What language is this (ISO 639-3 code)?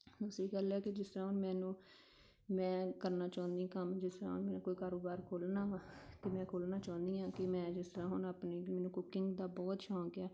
pan